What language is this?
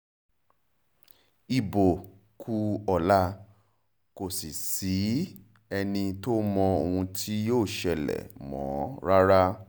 Yoruba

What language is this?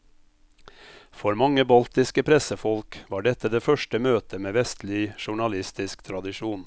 Norwegian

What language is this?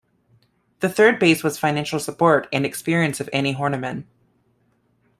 English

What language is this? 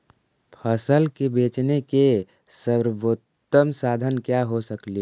Magahi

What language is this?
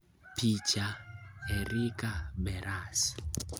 Luo (Kenya and Tanzania)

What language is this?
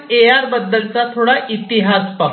Marathi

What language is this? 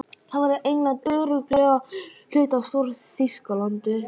Icelandic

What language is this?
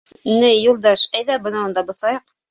Bashkir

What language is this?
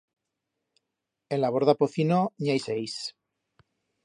Aragonese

